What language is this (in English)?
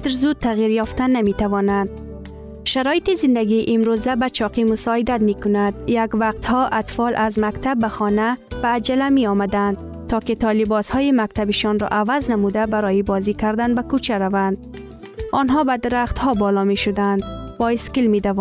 Persian